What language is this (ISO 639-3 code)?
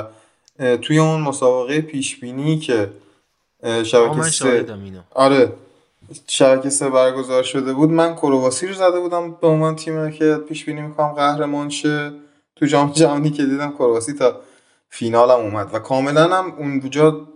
fas